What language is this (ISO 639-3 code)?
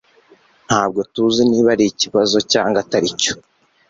kin